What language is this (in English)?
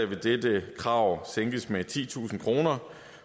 Danish